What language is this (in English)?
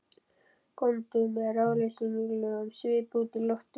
Icelandic